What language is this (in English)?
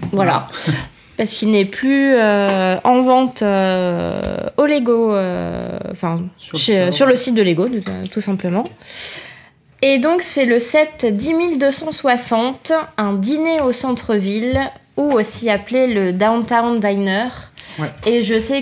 French